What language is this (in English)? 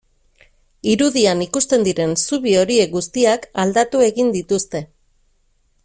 Basque